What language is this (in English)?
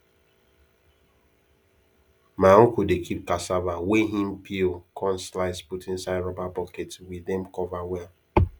Nigerian Pidgin